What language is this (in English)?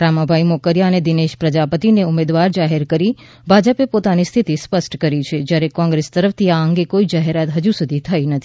Gujarati